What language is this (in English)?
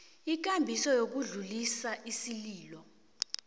South Ndebele